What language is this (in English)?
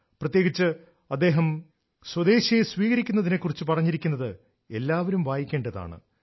Malayalam